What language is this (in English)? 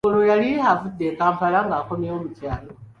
Ganda